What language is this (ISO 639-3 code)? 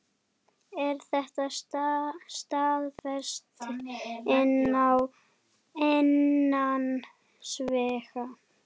isl